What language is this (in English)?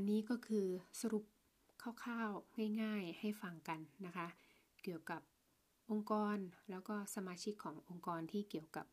Thai